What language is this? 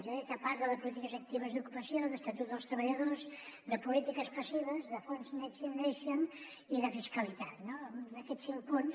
Catalan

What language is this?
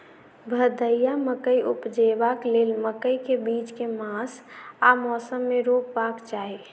Maithili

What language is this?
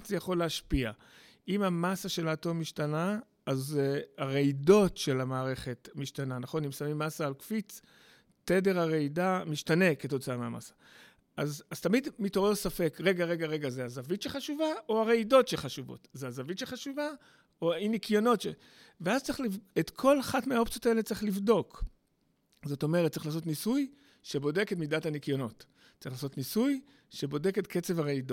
Hebrew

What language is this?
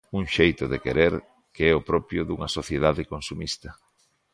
Galician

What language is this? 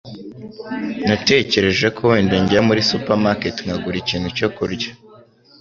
Kinyarwanda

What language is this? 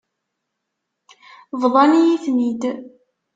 Kabyle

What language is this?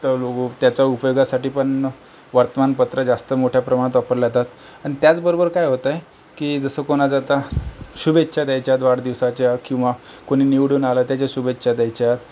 Marathi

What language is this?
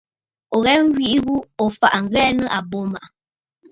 Bafut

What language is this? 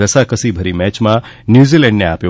Gujarati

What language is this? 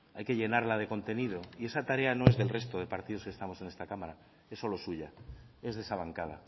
Spanish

